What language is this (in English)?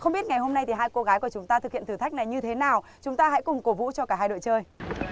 Vietnamese